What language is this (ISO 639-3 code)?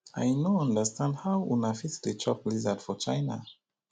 pcm